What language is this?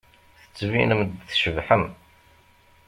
Kabyle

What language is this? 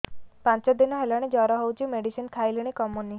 Odia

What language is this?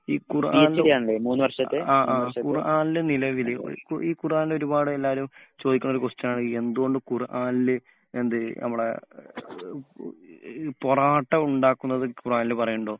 Malayalam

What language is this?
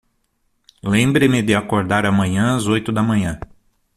Portuguese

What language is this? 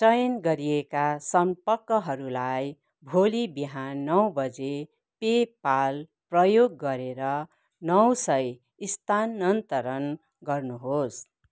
Nepali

